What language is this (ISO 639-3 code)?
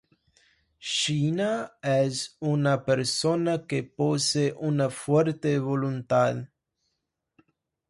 spa